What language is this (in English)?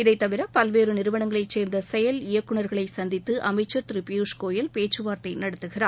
Tamil